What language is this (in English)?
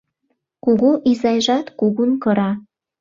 Mari